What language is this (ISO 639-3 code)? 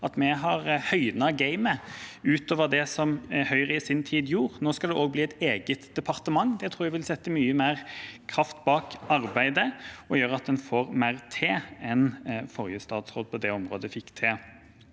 nor